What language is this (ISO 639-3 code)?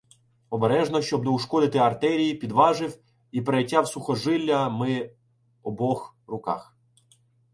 ukr